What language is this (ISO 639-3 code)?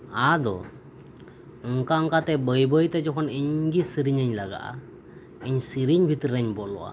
sat